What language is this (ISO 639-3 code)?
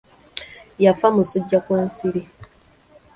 lug